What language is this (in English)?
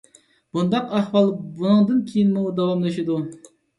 Uyghur